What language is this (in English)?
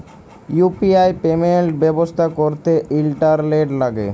Bangla